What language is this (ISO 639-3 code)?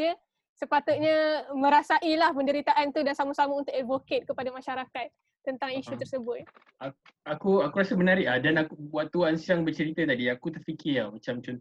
msa